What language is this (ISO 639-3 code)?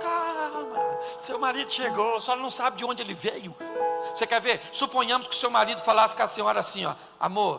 por